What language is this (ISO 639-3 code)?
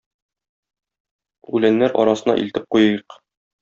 tat